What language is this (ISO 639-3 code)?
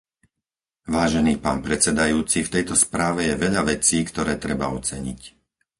slk